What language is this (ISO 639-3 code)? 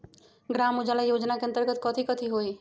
mag